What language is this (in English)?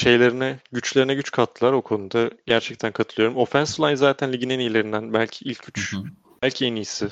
Turkish